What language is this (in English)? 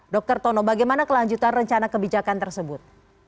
Indonesian